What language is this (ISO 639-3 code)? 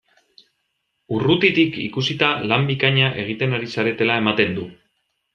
eus